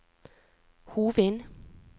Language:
Norwegian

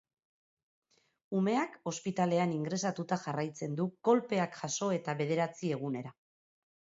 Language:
Basque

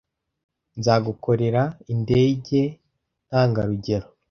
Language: Kinyarwanda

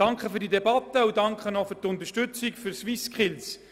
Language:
Swiss German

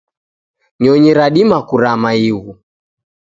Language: Taita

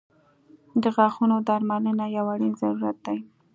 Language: Pashto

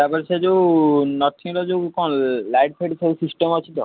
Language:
Odia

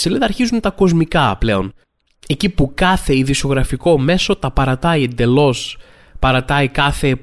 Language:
Greek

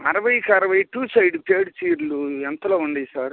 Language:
Telugu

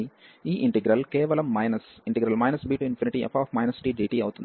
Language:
Telugu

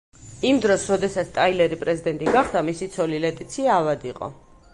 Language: Georgian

